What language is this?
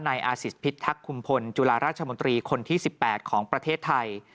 Thai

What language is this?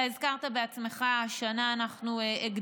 Hebrew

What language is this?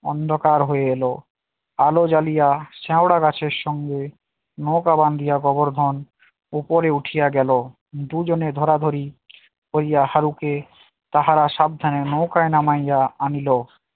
Bangla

